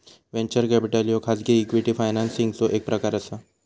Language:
Marathi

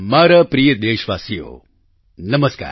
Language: Gujarati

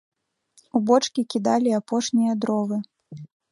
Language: Belarusian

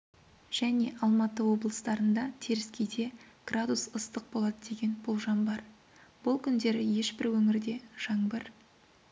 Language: Kazakh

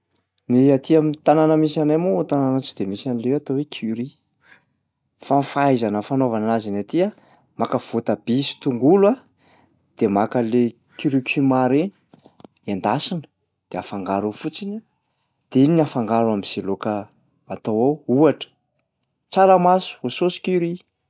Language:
Malagasy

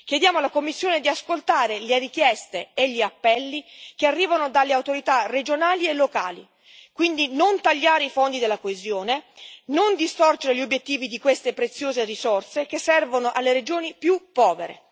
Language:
Italian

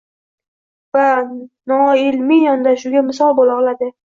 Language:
Uzbek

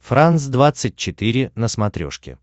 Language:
Russian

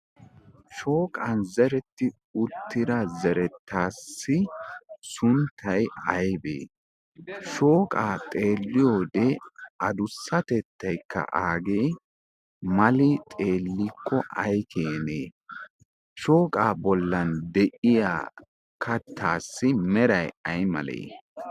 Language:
Wolaytta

